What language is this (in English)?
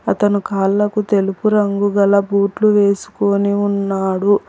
Telugu